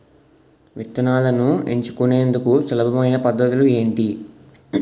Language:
Telugu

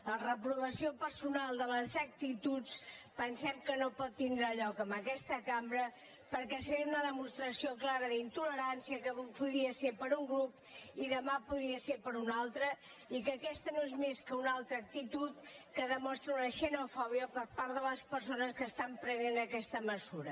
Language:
Catalan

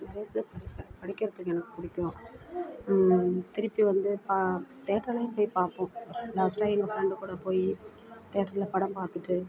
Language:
Tamil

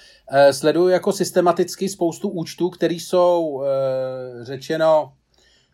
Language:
Czech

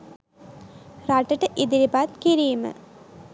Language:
Sinhala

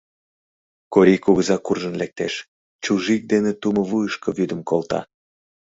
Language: Mari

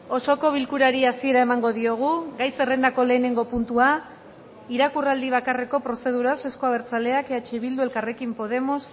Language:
Basque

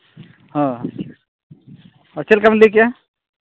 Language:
Santali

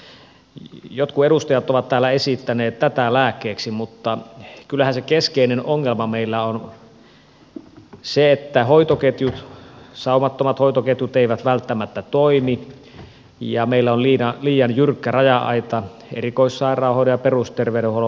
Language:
Finnish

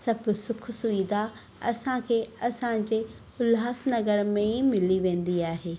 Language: Sindhi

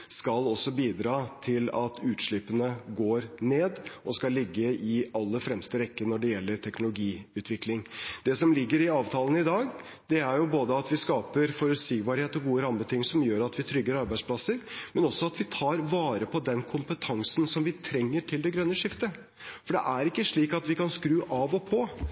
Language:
Norwegian Bokmål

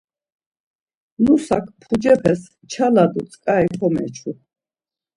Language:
Laz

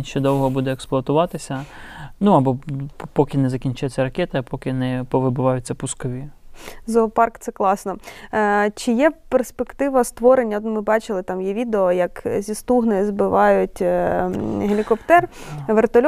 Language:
Ukrainian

